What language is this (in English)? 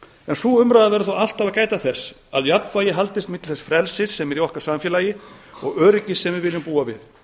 Icelandic